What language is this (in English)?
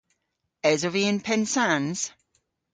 Cornish